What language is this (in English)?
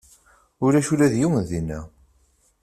Kabyle